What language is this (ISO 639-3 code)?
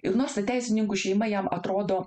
lit